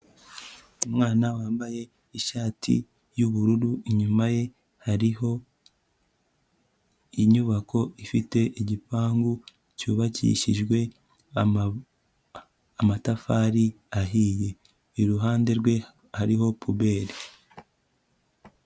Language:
Kinyarwanda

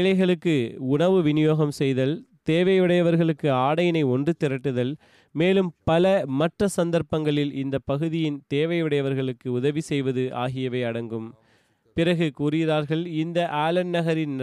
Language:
Tamil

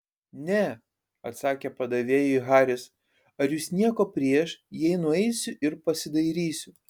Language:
Lithuanian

